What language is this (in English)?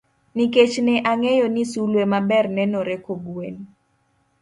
Luo (Kenya and Tanzania)